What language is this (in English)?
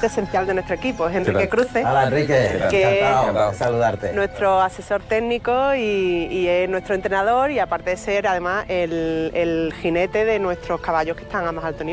Spanish